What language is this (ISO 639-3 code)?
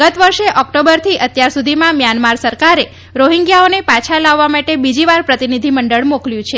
guj